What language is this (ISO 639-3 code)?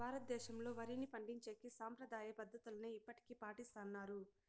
tel